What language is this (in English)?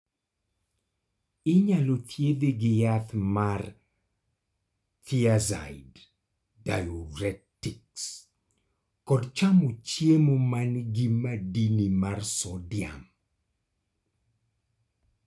Luo (Kenya and Tanzania)